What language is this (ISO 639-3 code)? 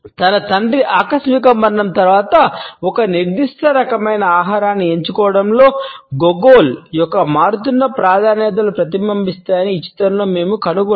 tel